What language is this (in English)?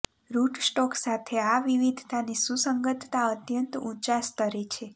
Gujarati